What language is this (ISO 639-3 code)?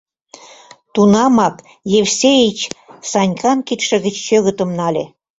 chm